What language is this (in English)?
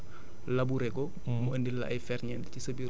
Wolof